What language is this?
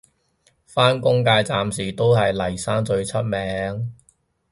Cantonese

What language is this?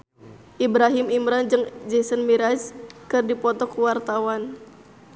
Sundanese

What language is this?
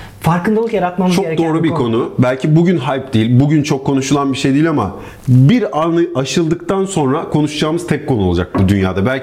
Turkish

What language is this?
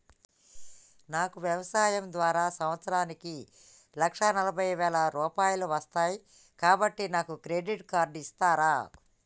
Telugu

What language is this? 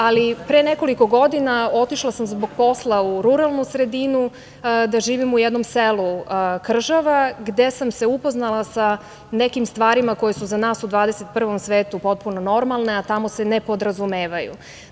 Serbian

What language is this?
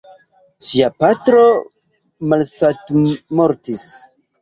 Esperanto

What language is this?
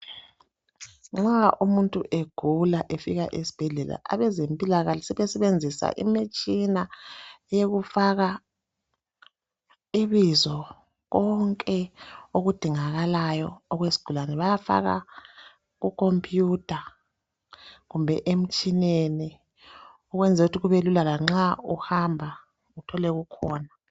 North Ndebele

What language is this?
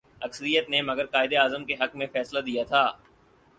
Urdu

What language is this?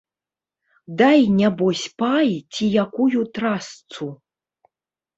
Belarusian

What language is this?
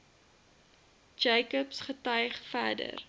Afrikaans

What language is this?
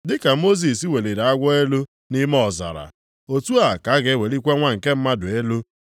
Igbo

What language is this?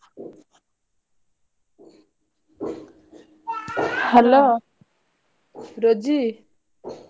Odia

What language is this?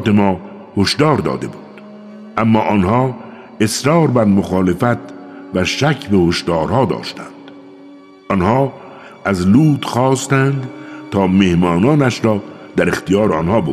Persian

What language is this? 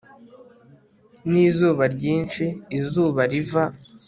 Kinyarwanda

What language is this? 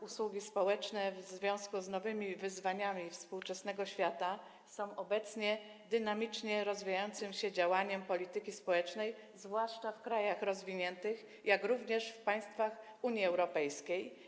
Polish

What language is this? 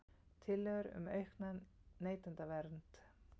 Icelandic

